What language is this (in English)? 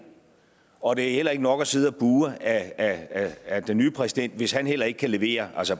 Danish